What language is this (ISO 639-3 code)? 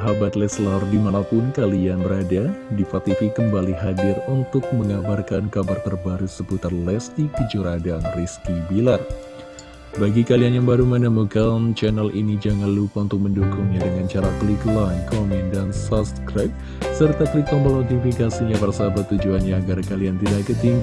ind